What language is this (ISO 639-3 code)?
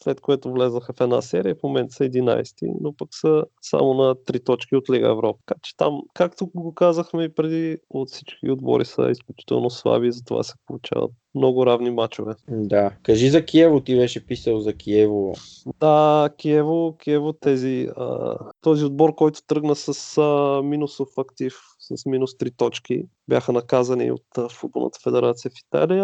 bul